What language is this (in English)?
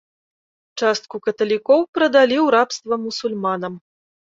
Belarusian